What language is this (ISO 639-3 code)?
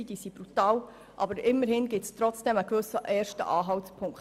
gsw